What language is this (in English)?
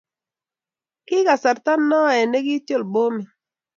Kalenjin